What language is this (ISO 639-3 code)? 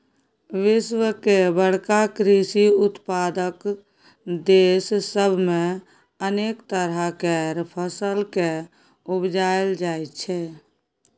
mai